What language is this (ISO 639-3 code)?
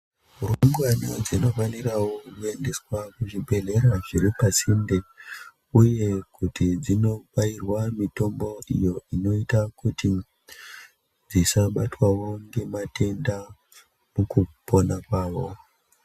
ndc